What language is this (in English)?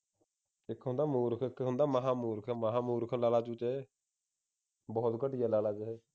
Punjabi